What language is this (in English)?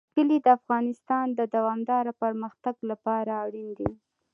Pashto